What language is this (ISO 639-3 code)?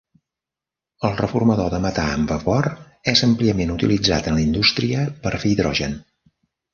cat